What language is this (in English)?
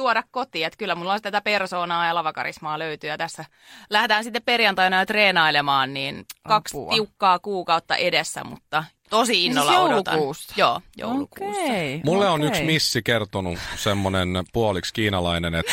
Finnish